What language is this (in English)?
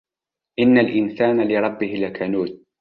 Arabic